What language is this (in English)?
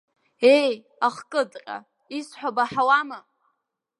Abkhazian